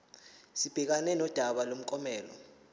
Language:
Zulu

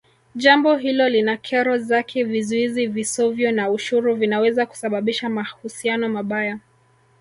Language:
Swahili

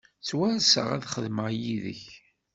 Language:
Kabyle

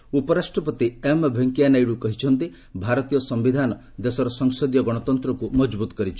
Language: Odia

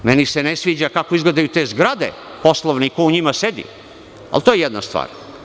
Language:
Serbian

